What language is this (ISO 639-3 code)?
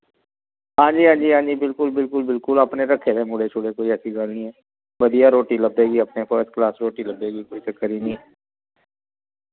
doi